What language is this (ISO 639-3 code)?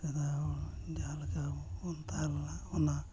sat